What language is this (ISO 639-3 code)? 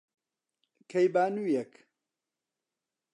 ckb